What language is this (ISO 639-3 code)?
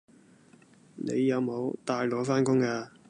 yue